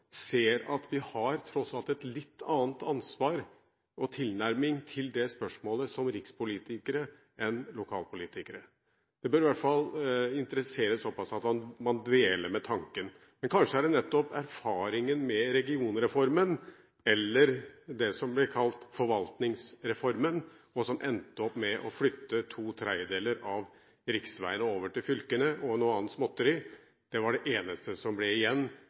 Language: Norwegian Bokmål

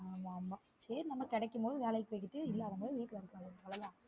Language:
Tamil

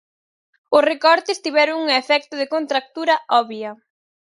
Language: Galician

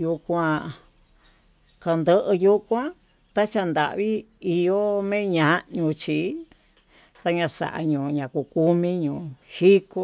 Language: Tututepec Mixtec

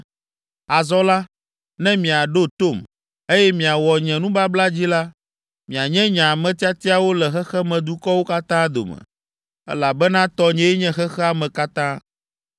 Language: Ewe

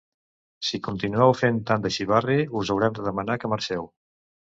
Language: Catalan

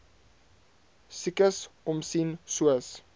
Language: Afrikaans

